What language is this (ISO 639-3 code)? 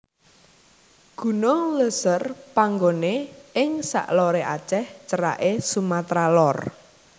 jav